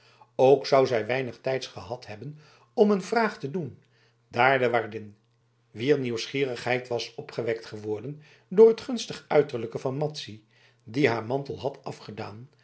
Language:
Dutch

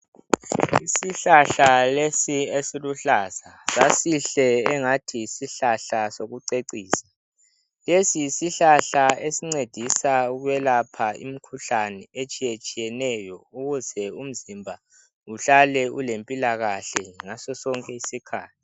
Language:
North Ndebele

